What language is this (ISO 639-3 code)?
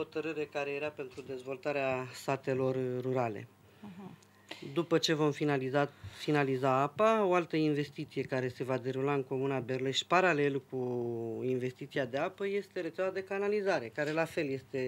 ron